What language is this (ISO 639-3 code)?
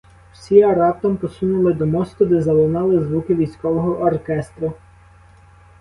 ukr